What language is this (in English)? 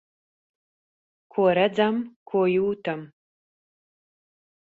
Latvian